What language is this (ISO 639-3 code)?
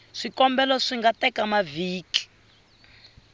tso